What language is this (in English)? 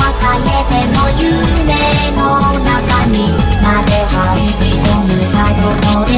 Thai